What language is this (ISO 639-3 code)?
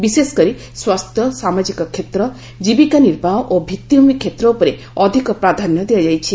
ori